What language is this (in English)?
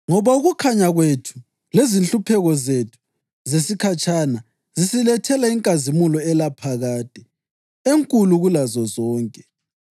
North Ndebele